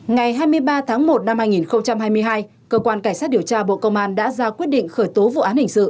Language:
Vietnamese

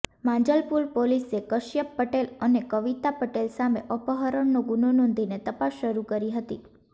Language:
Gujarati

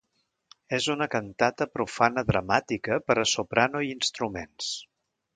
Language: Catalan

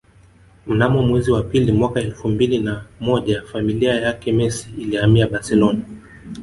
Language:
Swahili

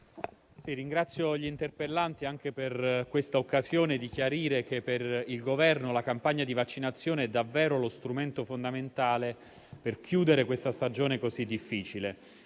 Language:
Italian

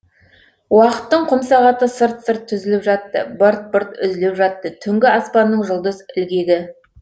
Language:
Kazakh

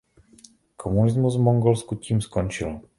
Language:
Czech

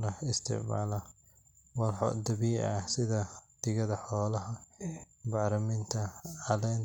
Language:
Somali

